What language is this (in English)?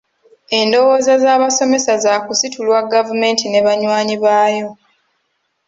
Ganda